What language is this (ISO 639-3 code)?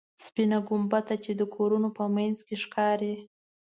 pus